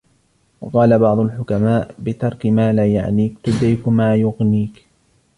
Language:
Arabic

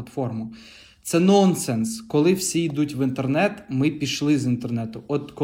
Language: Ukrainian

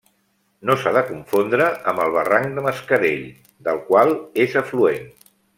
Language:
Catalan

